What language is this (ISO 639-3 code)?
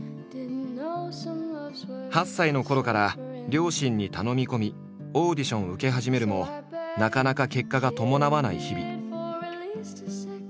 jpn